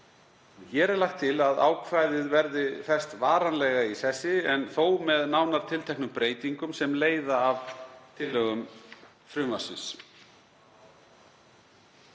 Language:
Icelandic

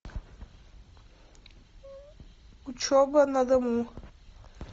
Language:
Russian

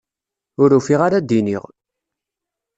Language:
Kabyle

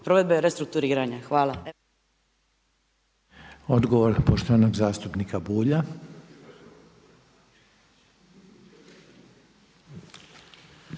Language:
Croatian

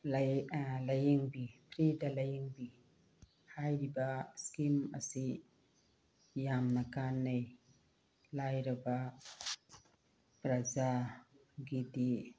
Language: Manipuri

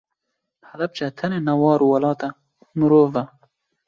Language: Kurdish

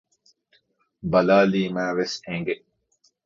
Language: Divehi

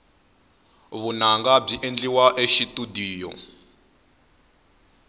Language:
Tsonga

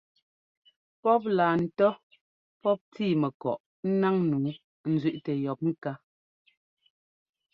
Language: Ngomba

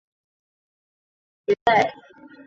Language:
Chinese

